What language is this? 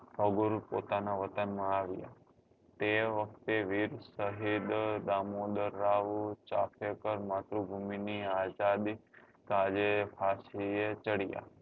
Gujarati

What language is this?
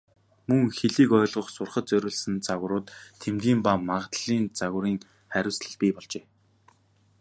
Mongolian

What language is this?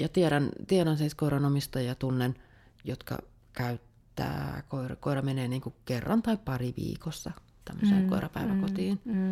Finnish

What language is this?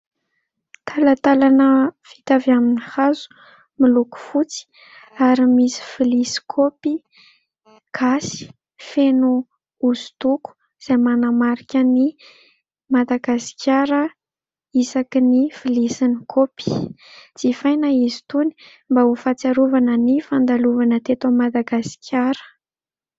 Malagasy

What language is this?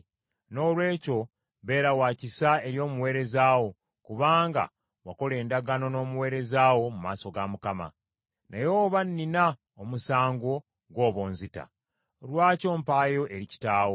Ganda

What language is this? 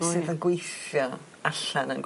Welsh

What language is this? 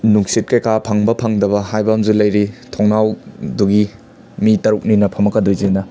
Manipuri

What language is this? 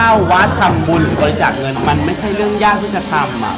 Thai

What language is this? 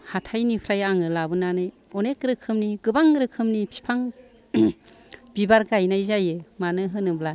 Bodo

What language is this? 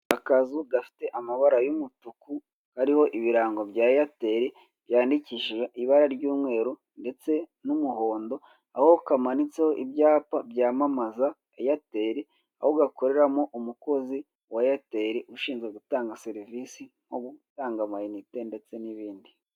Kinyarwanda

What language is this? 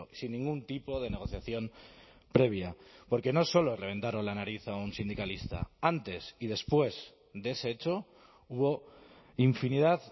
Spanish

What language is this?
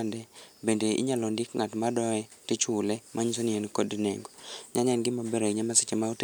Luo (Kenya and Tanzania)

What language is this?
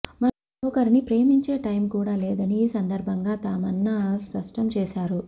Telugu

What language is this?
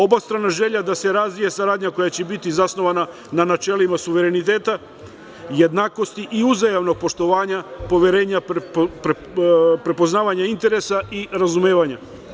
Serbian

